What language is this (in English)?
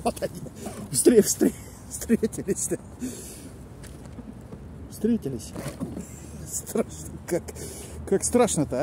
Russian